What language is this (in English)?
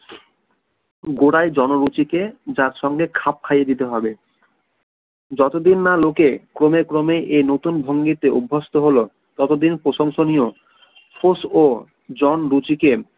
Bangla